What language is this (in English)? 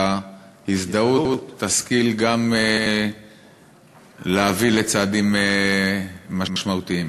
Hebrew